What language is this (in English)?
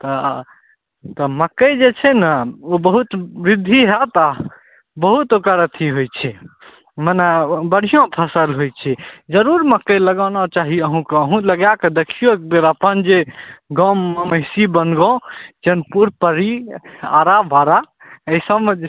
Maithili